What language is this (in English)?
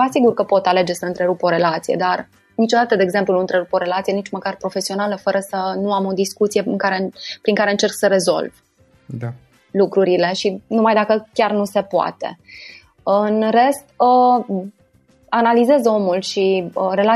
Romanian